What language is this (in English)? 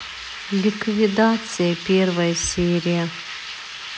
Russian